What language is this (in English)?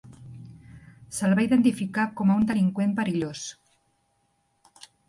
Catalan